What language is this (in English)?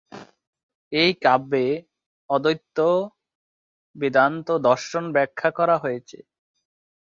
Bangla